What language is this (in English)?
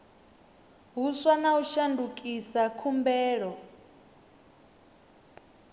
Venda